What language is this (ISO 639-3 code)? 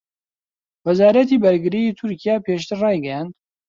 ckb